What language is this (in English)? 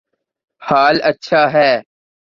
Urdu